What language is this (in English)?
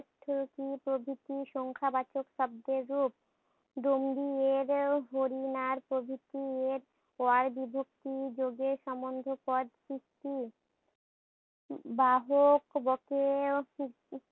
Bangla